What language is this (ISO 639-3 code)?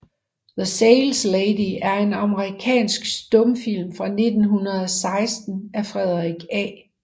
dan